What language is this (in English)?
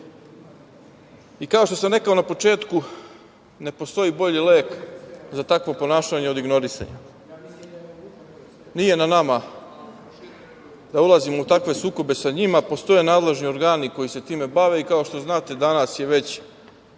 Serbian